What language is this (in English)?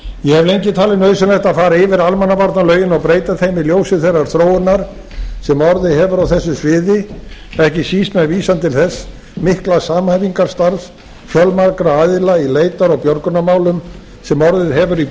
Icelandic